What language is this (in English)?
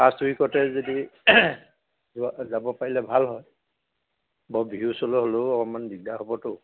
Assamese